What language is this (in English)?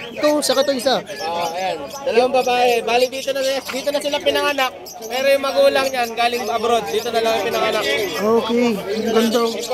Filipino